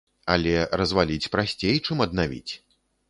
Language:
Belarusian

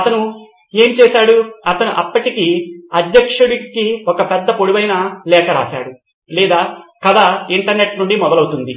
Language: Telugu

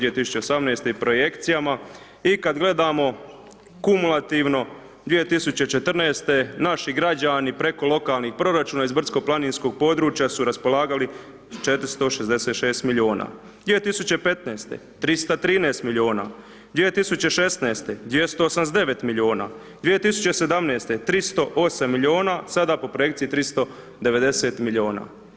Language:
Croatian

